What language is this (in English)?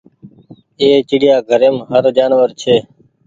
Goaria